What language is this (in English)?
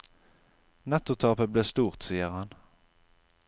Norwegian